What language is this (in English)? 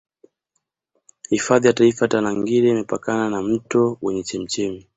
Swahili